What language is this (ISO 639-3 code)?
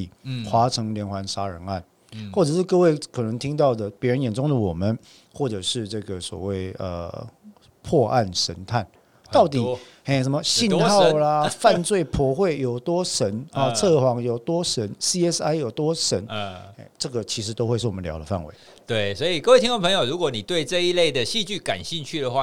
zho